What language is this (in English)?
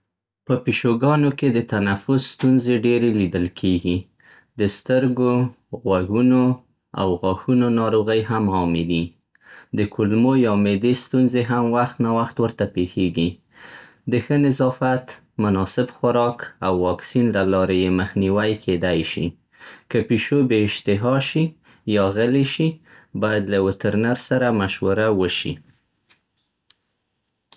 Central Pashto